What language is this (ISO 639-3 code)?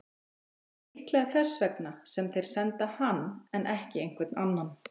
isl